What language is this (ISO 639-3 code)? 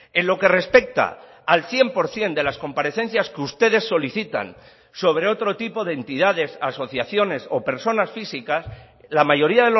spa